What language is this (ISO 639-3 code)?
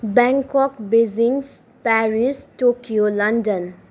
nep